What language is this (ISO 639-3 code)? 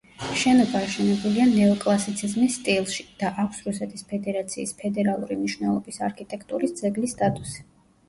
kat